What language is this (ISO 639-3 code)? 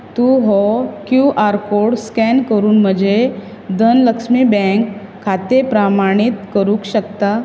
kok